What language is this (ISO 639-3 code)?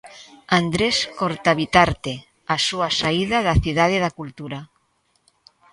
glg